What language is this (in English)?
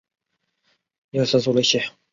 Chinese